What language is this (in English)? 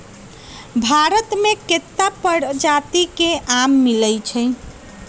Magahi